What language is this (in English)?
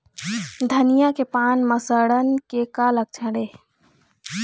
Chhattisgarhi